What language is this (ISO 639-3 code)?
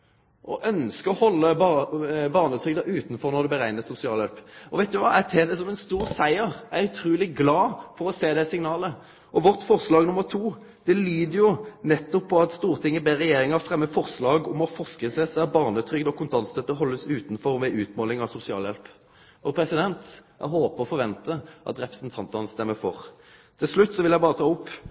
nno